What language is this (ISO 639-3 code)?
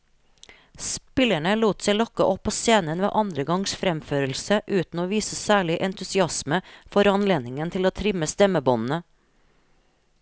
nor